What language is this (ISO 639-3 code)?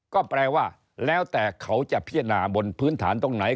tha